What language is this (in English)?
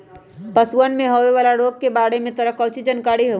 Magahi